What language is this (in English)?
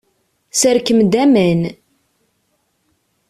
Kabyle